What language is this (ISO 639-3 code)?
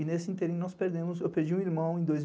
por